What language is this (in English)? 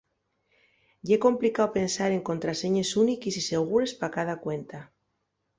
Asturian